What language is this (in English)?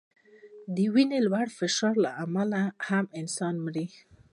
Pashto